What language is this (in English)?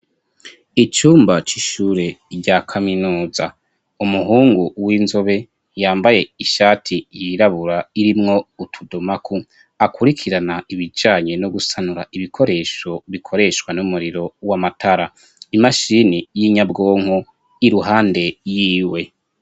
Rundi